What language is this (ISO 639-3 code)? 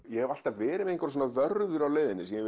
isl